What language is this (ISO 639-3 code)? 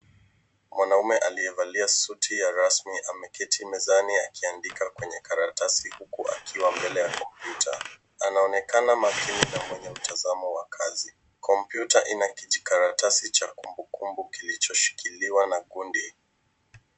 swa